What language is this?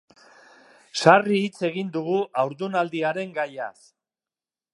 Basque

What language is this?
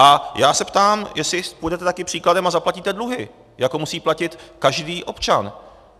Czech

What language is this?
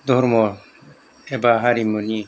Bodo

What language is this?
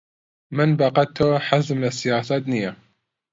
Central Kurdish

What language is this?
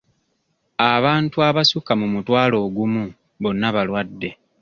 Ganda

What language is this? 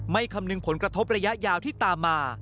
Thai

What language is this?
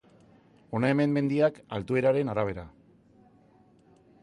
Basque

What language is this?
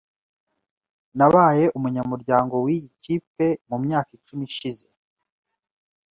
Kinyarwanda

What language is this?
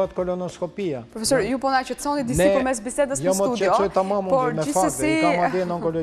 Romanian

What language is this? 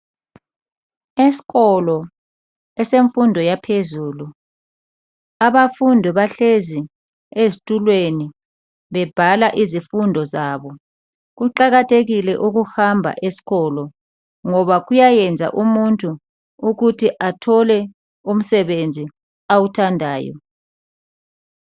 North Ndebele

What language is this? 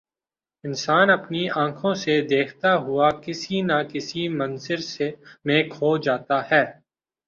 Urdu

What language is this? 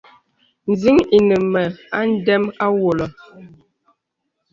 Bebele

